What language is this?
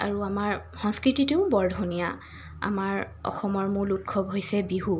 Assamese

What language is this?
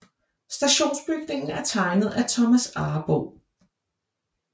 Danish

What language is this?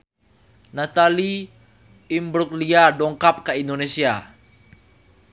Sundanese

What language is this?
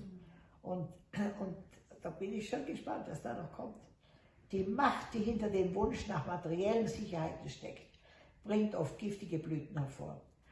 German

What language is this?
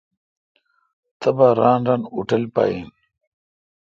Kalkoti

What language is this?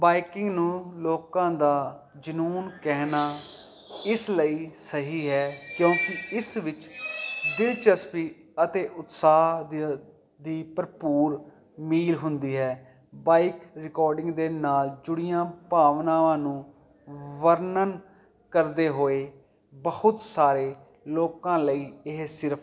Punjabi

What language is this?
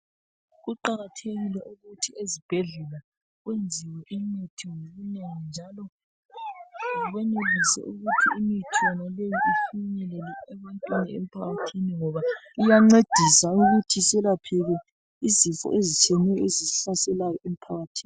North Ndebele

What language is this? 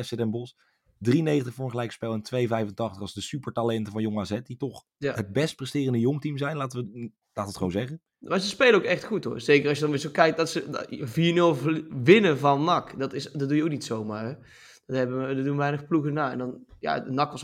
Dutch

